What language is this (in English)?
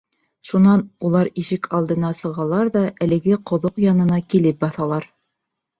Bashkir